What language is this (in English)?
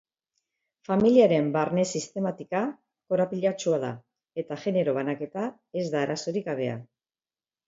Basque